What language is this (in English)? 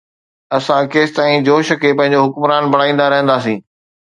Sindhi